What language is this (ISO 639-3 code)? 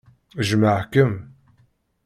kab